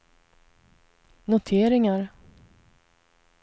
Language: Swedish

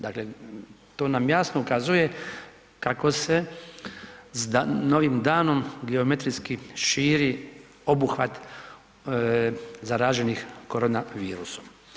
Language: Croatian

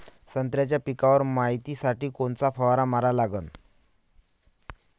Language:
Marathi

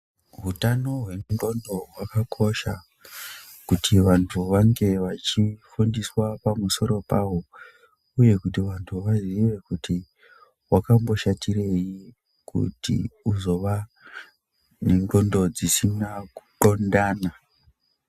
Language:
Ndau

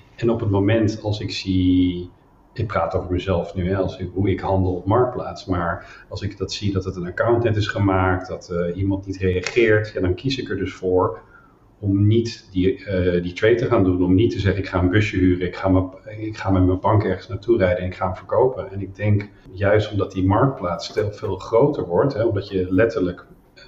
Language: Dutch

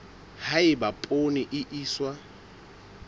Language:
Southern Sotho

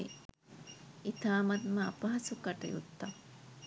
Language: Sinhala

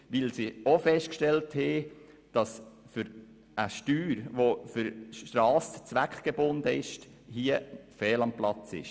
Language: Swiss German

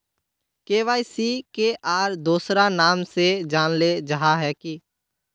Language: Magahi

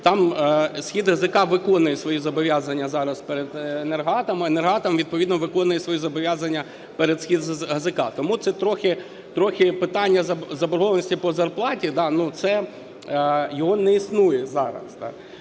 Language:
Ukrainian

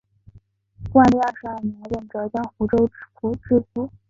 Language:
Chinese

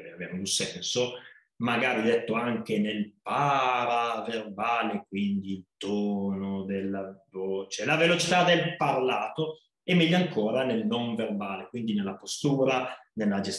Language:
Italian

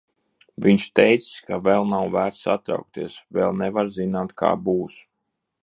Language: Latvian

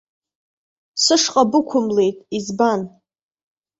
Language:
Abkhazian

